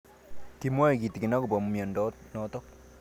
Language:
Kalenjin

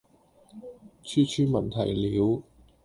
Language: Cantonese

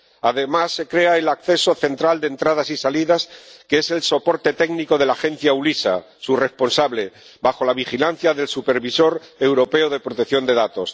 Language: Spanish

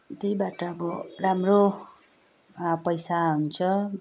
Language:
Nepali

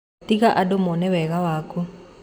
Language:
Kikuyu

